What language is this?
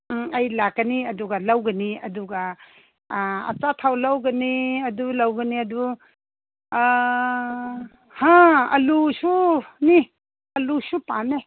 Manipuri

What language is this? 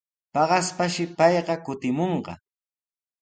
Sihuas Ancash Quechua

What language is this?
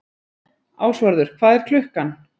Icelandic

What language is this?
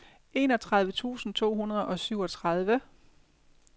Danish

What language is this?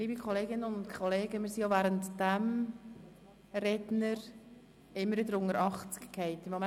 Swiss German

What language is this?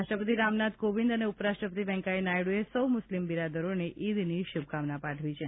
Gujarati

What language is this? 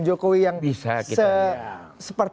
Indonesian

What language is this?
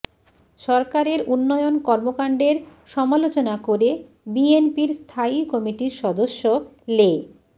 Bangla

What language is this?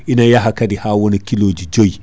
Fula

